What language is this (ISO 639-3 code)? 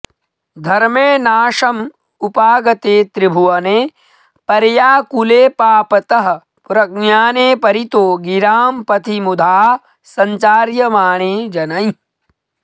san